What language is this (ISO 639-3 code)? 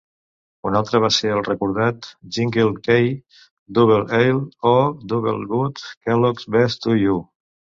cat